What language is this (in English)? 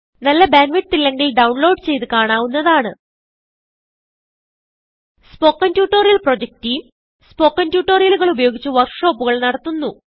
Malayalam